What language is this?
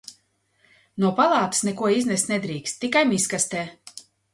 Latvian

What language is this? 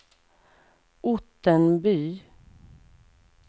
Swedish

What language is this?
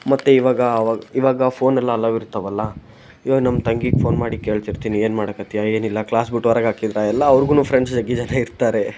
Kannada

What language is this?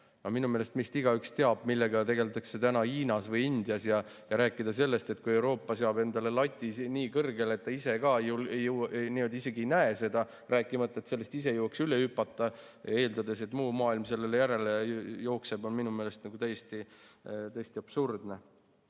Estonian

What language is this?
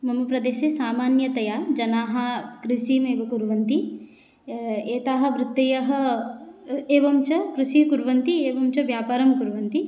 Sanskrit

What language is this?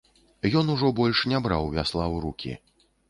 Belarusian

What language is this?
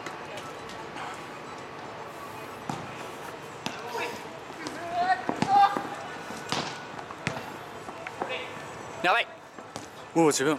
Japanese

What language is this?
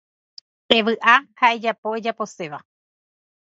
Guarani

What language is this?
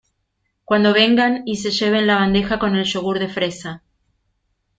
Spanish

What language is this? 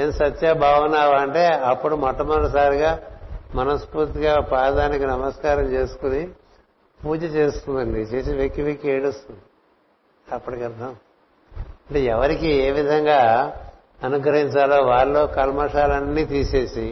Telugu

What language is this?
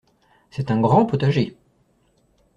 French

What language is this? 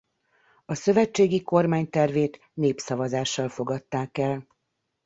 Hungarian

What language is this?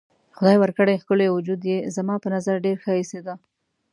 Pashto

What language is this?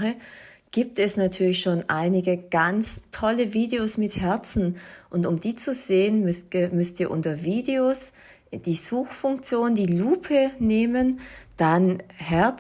German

